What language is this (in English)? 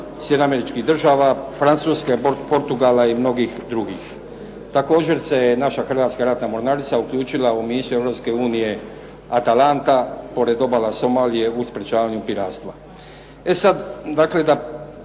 Croatian